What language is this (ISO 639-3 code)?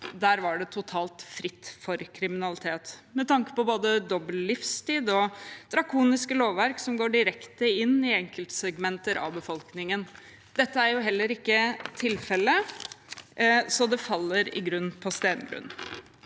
nor